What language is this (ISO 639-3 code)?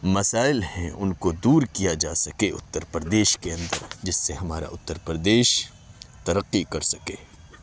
urd